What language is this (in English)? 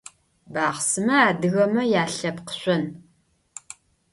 Adyghe